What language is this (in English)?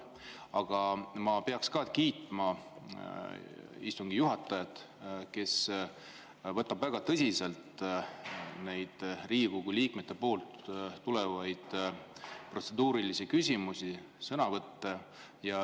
Estonian